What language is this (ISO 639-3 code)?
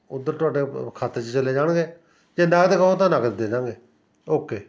pan